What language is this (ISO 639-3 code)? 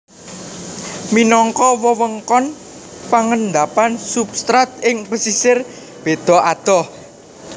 jav